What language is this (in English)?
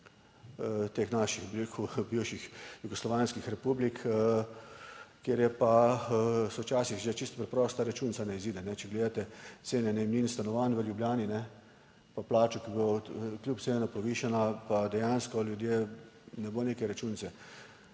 Slovenian